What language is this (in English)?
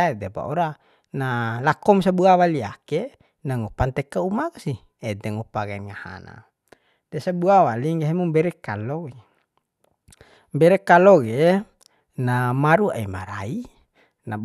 Bima